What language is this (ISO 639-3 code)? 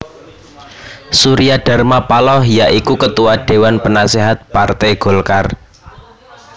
jav